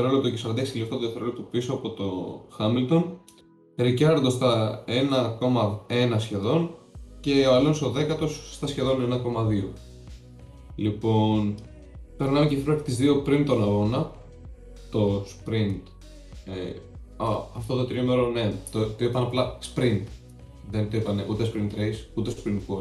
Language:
Greek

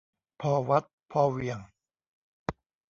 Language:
Thai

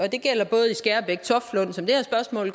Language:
Danish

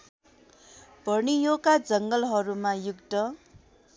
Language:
Nepali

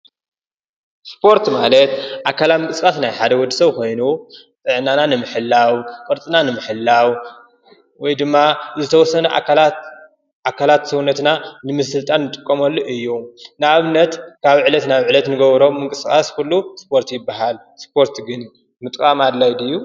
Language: Tigrinya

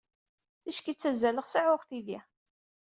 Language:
Kabyle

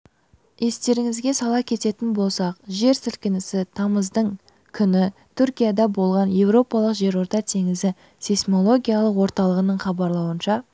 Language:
Kazakh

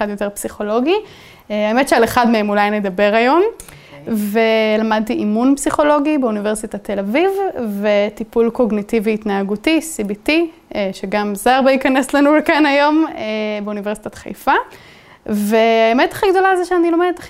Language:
Hebrew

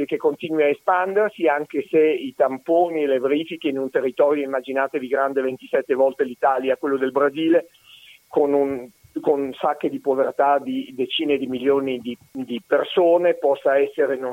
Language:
Italian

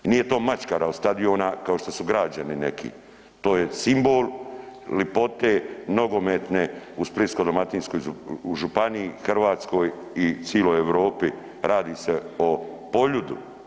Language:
Croatian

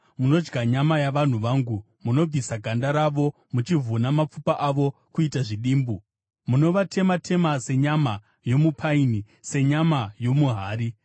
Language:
Shona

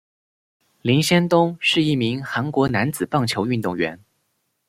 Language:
Chinese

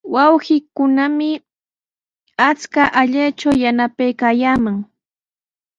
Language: Sihuas Ancash Quechua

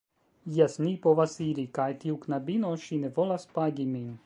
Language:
Esperanto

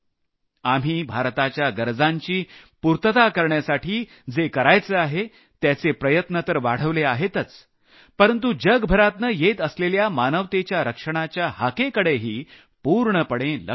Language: Marathi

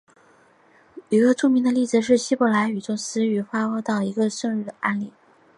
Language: Chinese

